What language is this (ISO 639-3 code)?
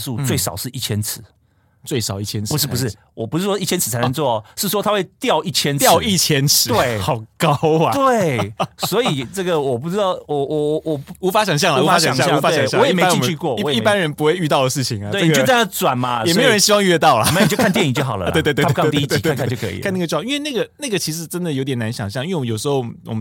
zho